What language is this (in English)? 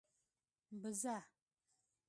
Pashto